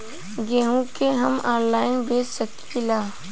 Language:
Bhojpuri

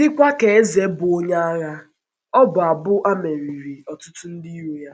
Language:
Igbo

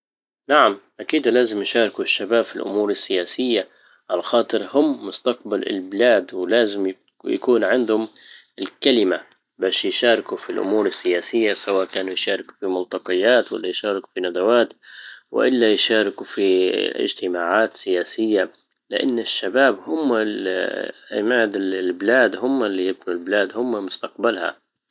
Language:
Libyan Arabic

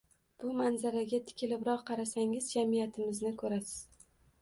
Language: Uzbek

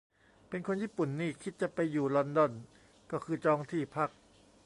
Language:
Thai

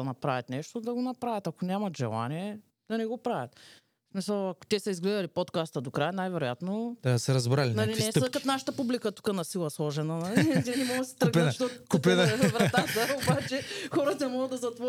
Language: Bulgarian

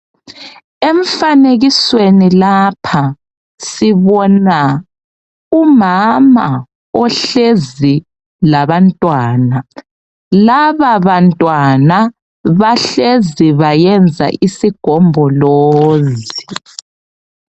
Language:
North Ndebele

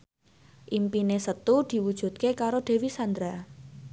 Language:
Javanese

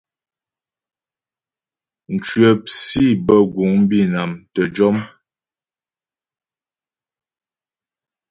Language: Ghomala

